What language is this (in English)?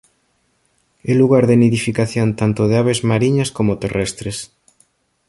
Galician